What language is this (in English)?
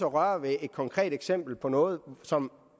Danish